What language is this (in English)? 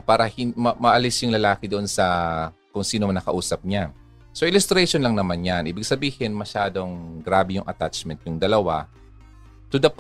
Filipino